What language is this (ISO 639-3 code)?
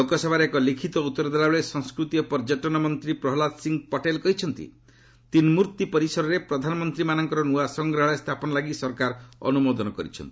ori